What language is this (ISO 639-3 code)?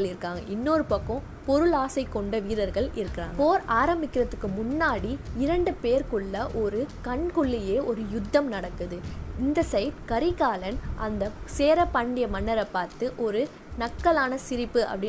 tam